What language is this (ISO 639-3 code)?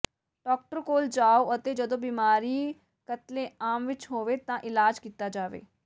pan